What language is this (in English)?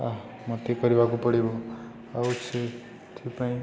Odia